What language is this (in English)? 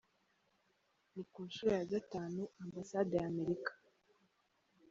Kinyarwanda